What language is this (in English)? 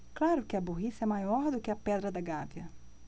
Portuguese